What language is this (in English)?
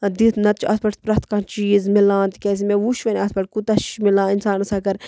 Kashmiri